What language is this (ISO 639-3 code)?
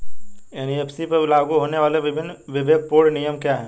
hin